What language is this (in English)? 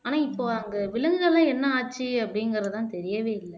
Tamil